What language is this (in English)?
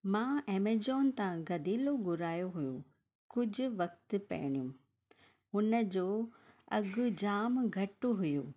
Sindhi